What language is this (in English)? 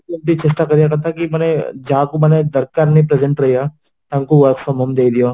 Odia